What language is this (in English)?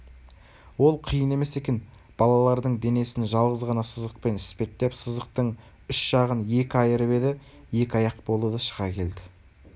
Kazakh